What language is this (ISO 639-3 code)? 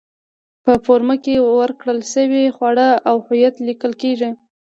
pus